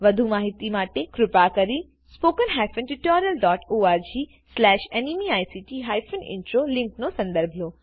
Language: Gujarati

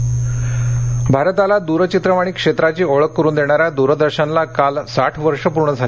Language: Marathi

